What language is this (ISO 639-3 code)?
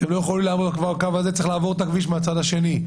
heb